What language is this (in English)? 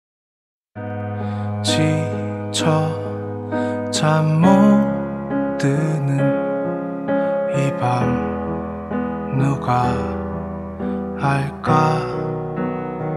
Korean